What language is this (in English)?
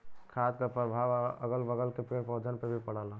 Bhojpuri